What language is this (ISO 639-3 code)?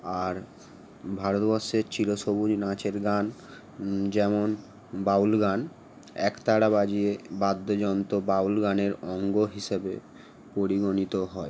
ben